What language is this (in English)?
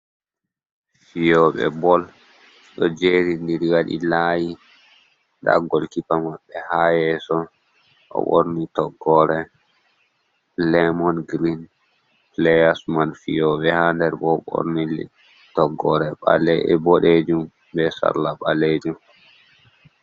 Fula